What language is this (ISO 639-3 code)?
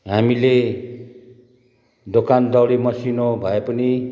nep